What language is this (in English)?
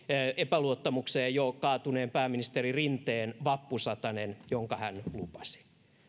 Finnish